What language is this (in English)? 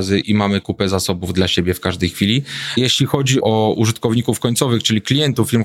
Polish